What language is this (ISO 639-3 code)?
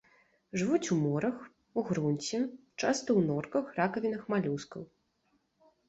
bel